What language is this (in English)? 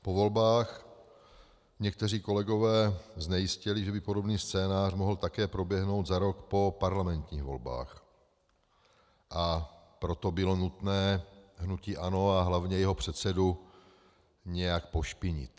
Czech